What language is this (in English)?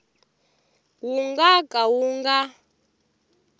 Tsonga